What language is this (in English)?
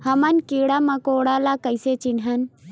Chhattisgarhi